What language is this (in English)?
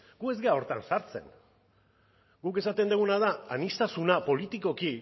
Basque